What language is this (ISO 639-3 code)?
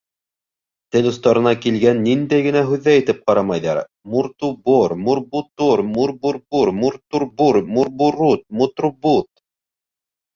bak